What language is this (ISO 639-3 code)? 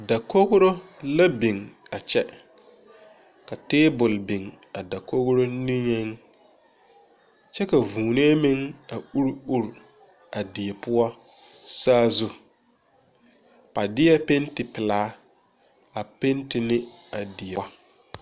dga